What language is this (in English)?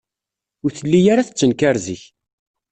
Kabyle